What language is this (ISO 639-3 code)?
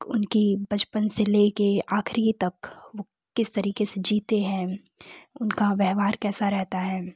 hin